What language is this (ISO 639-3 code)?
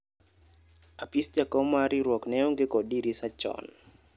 luo